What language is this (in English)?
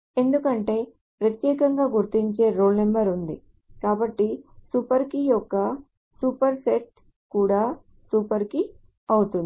Telugu